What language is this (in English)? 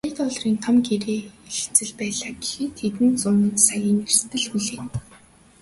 Mongolian